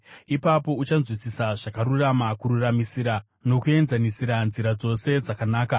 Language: Shona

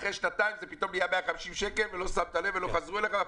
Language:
Hebrew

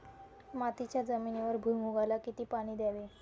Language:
Marathi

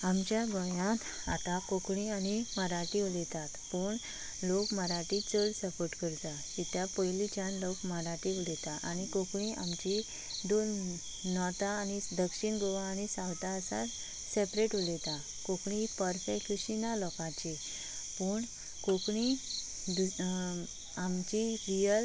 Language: Konkani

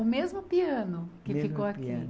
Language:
Portuguese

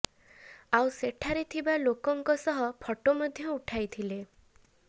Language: Odia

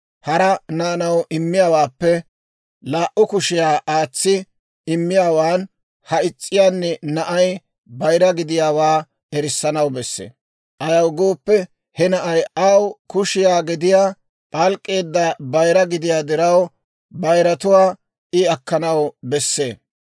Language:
Dawro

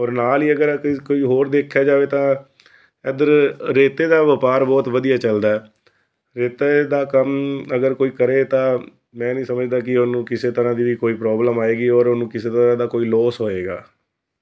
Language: Punjabi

